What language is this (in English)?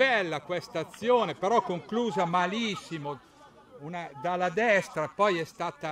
Italian